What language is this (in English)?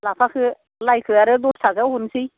Bodo